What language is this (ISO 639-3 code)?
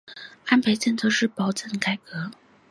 zho